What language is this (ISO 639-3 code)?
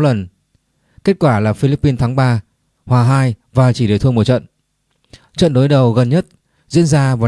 vie